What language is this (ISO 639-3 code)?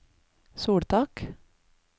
nor